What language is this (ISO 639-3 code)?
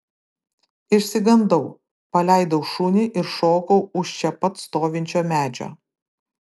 lit